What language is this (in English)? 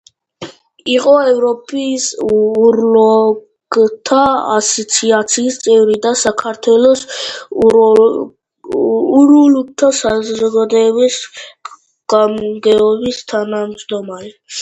Georgian